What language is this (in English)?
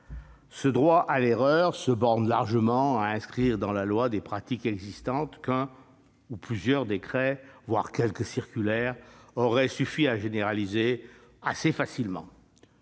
French